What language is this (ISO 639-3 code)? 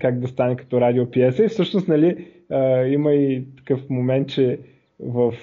bul